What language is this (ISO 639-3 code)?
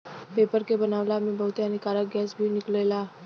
bho